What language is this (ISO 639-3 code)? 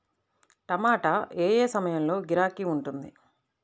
tel